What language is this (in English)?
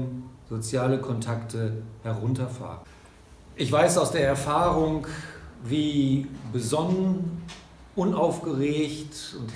German